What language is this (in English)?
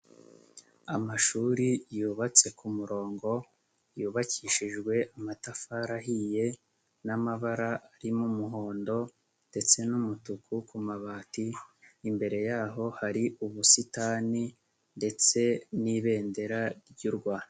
Kinyarwanda